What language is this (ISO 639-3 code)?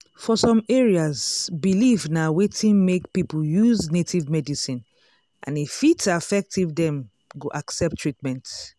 pcm